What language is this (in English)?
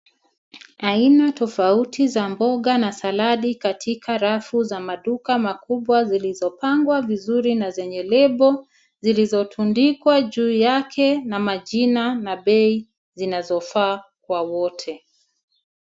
Swahili